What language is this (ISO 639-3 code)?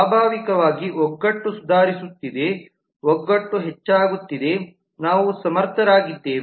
kan